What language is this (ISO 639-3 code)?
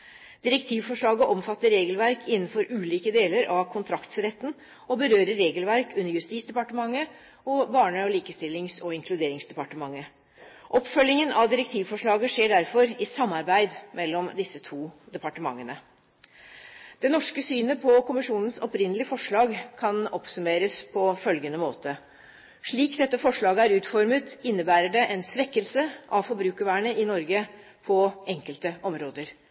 nob